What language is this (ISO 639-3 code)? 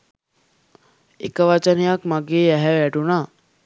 sin